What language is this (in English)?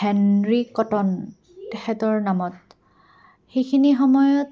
Assamese